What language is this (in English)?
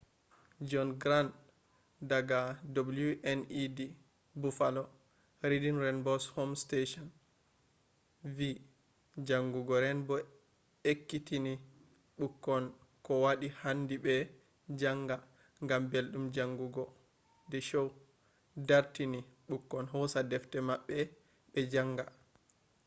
Fula